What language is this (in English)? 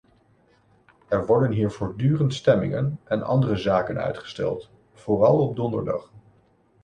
Dutch